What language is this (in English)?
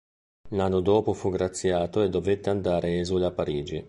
Italian